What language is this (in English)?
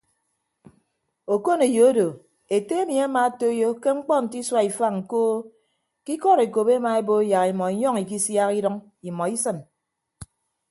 Ibibio